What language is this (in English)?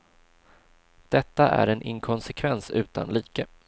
Swedish